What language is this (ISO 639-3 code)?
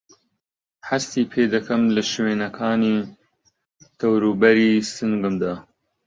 ckb